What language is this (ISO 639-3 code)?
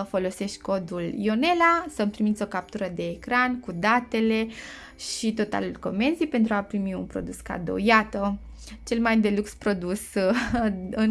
ron